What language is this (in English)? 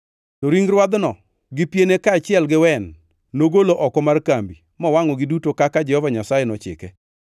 Luo (Kenya and Tanzania)